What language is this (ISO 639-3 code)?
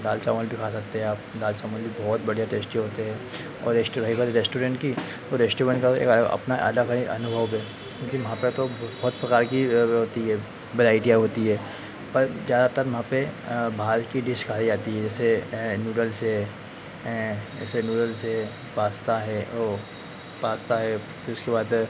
hin